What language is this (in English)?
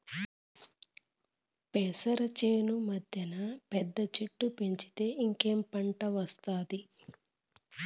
Telugu